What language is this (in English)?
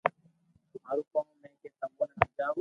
Loarki